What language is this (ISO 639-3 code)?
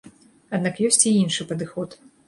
bel